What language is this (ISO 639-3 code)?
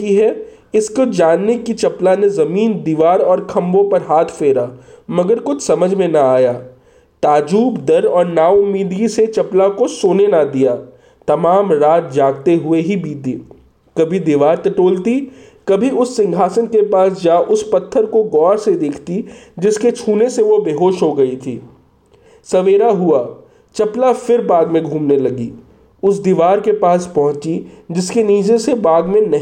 hin